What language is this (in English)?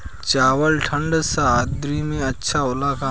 Bhojpuri